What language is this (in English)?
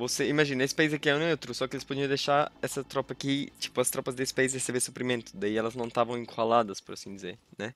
Portuguese